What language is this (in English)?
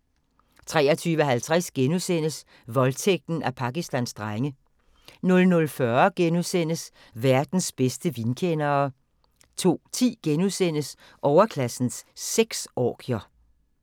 Danish